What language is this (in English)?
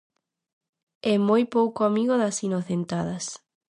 Galician